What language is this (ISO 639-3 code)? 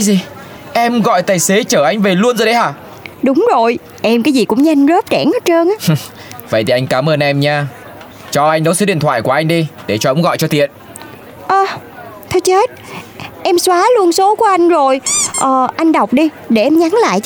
vie